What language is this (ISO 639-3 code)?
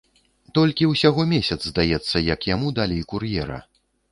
bel